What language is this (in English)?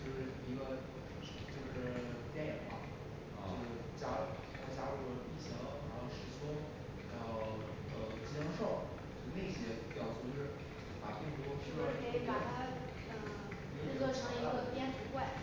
Chinese